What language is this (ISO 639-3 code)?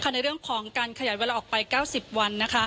tha